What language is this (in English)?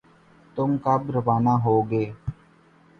Urdu